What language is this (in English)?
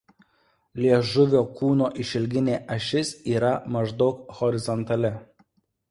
Lithuanian